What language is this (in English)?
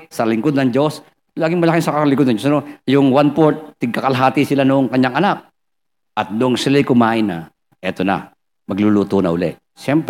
Filipino